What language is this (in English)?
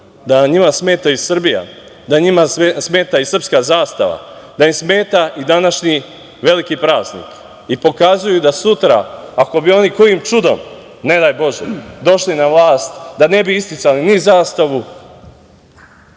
Serbian